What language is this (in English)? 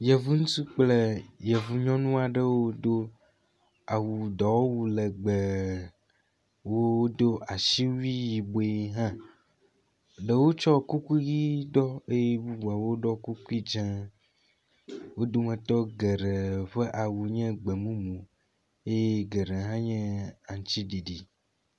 Ewe